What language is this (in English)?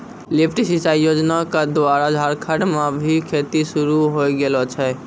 Maithili